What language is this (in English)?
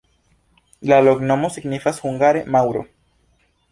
Esperanto